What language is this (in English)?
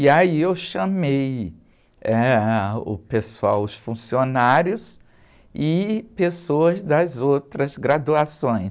Portuguese